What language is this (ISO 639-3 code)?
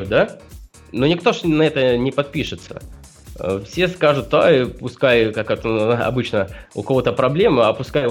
rus